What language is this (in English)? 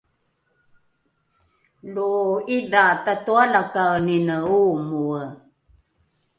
Rukai